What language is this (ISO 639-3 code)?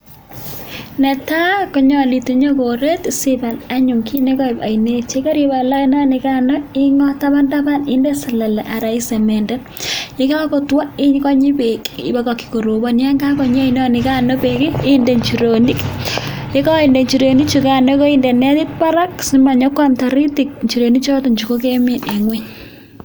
kln